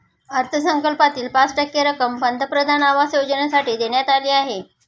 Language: Marathi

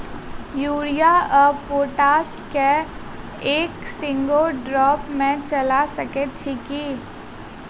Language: Maithili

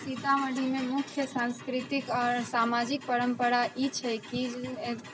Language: Maithili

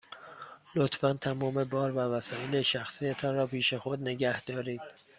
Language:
Persian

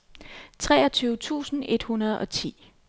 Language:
Danish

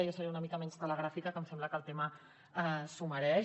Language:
Catalan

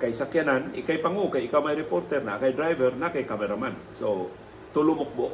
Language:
Filipino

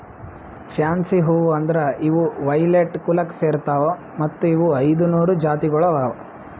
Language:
Kannada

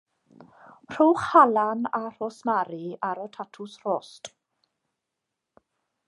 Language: Welsh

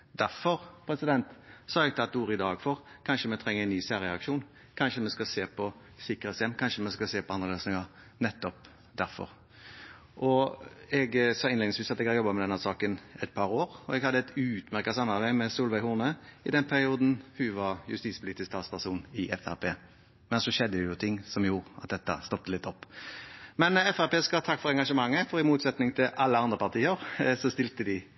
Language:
Norwegian Bokmål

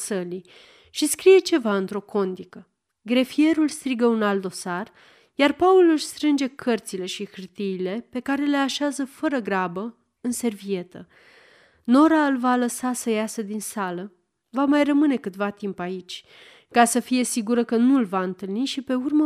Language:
Romanian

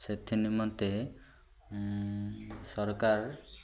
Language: Odia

